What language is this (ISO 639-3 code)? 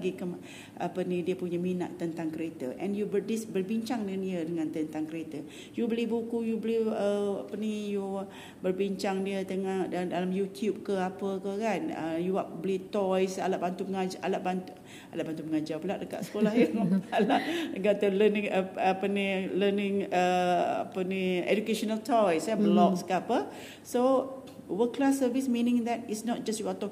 msa